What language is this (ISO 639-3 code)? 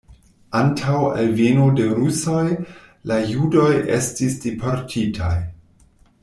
epo